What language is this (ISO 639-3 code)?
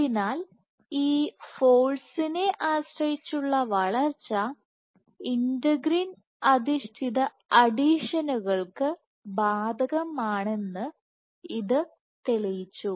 mal